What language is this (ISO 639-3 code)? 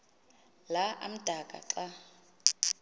xho